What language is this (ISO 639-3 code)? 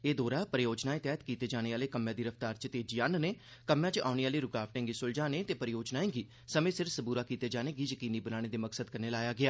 doi